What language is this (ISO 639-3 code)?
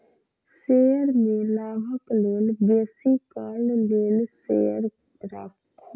mai